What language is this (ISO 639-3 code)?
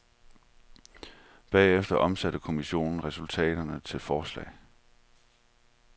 dan